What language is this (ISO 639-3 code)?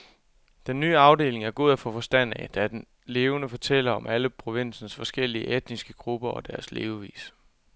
dan